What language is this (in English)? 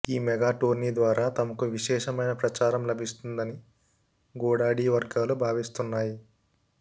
Telugu